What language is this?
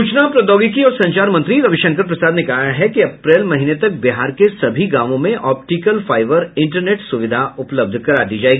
Hindi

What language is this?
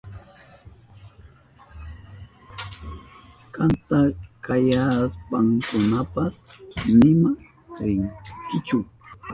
Southern Pastaza Quechua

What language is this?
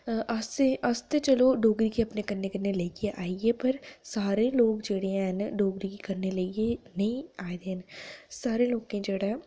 Dogri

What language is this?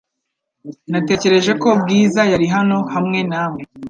Kinyarwanda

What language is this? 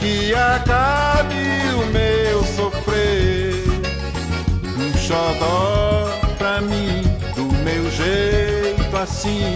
Portuguese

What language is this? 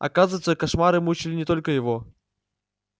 Russian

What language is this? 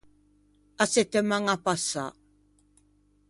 Ligurian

